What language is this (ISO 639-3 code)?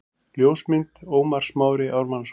isl